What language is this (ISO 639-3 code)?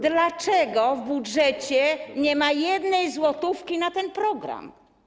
pol